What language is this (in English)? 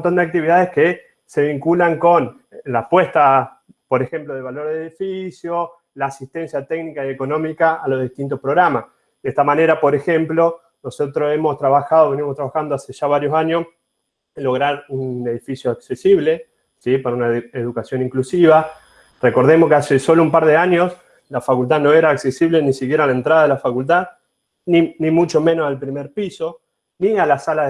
Spanish